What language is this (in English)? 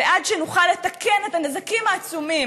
Hebrew